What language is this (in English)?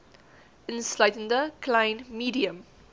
Afrikaans